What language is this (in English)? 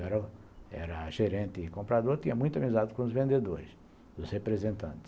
Portuguese